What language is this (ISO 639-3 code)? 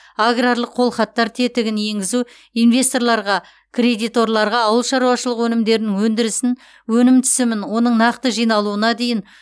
kaz